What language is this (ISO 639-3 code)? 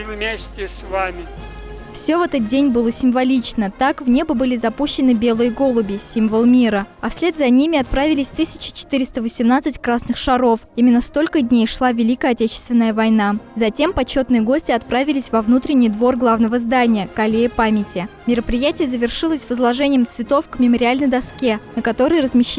rus